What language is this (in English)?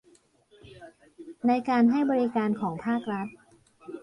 Thai